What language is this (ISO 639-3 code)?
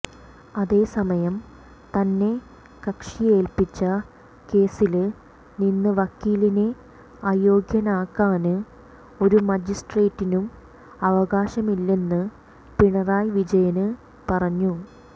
mal